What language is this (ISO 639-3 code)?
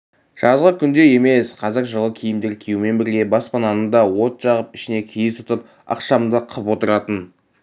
kaz